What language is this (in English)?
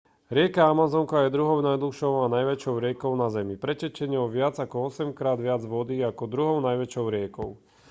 Slovak